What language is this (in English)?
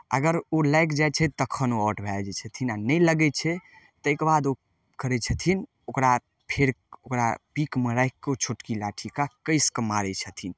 Maithili